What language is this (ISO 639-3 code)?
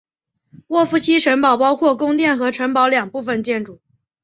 zho